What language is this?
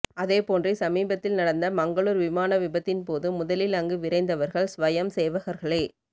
Tamil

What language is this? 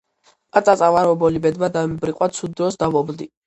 Georgian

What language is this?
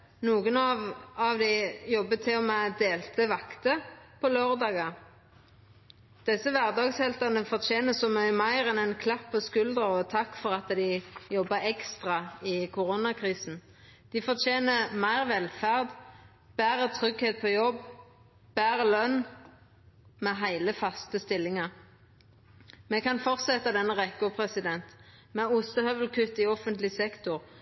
Norwegian Nynorsk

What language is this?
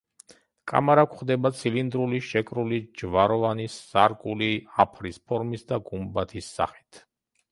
Georgian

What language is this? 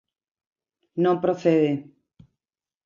Galician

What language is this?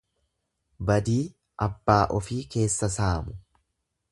Oromo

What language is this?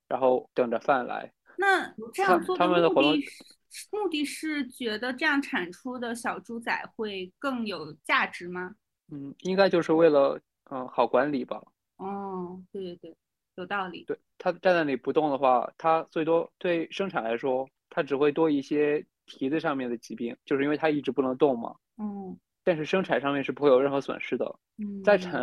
Chinese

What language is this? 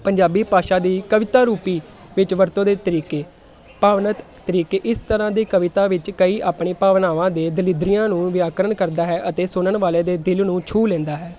Punjabi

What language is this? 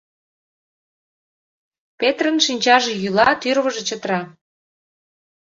Mari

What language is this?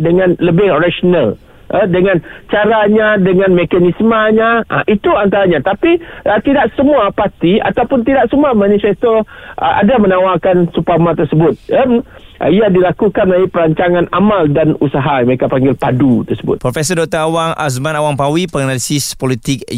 Malay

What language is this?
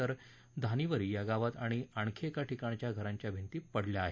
Marathi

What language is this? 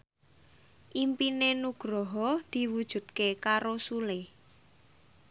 Javanese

